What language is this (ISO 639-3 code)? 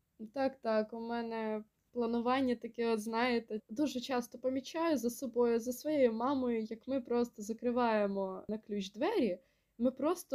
ukr